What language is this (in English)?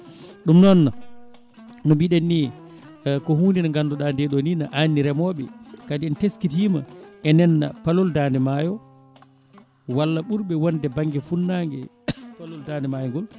Fula